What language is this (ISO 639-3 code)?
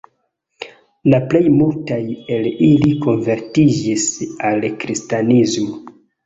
epo